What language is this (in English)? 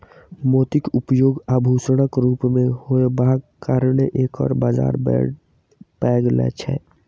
Maithili